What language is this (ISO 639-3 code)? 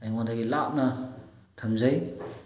mni